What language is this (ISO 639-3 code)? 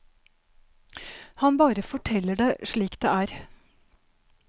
nor